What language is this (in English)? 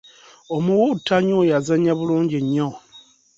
Ganda